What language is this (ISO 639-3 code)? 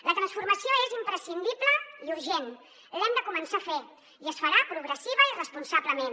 cat